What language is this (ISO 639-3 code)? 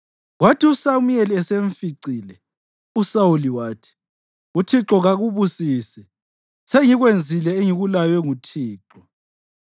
nde